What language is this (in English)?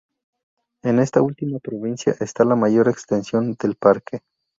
Spanish